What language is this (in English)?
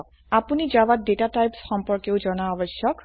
Assamese